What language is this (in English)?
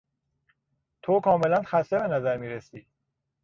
Persian